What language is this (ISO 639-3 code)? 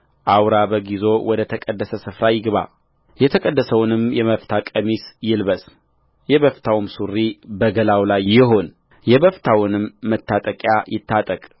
amh